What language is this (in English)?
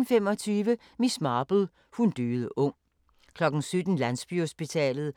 Danish